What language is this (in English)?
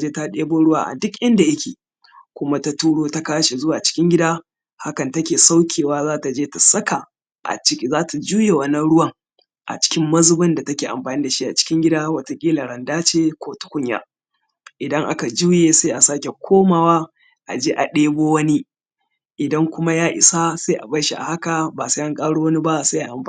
Hausa